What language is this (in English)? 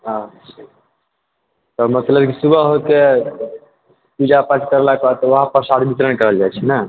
Maithili